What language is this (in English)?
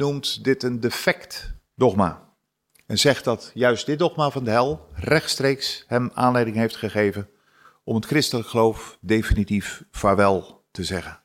Dutch